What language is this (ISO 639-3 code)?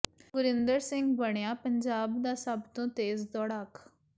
pan